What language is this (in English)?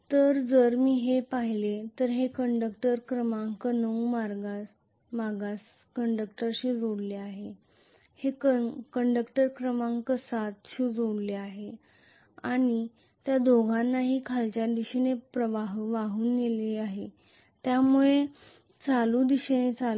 Marathi